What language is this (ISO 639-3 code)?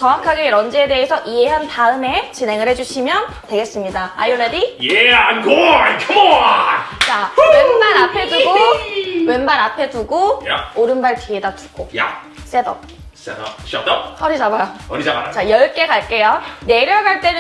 kor